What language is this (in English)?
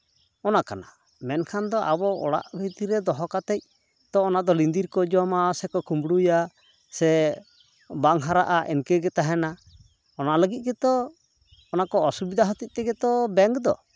Santali